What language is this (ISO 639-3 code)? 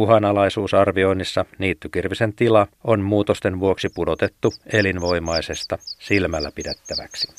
fin